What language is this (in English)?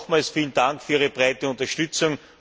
German